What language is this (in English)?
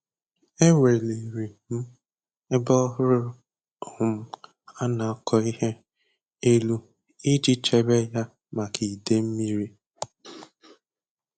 Igbo